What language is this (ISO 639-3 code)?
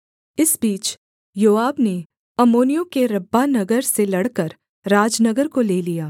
hin